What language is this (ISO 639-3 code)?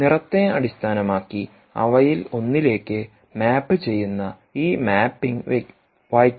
mal